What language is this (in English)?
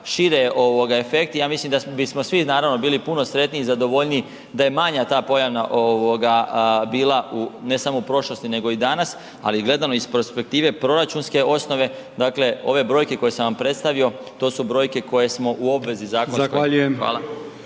Croatian